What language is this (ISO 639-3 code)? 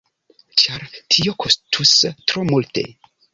epo